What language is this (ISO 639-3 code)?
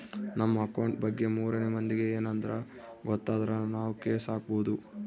kan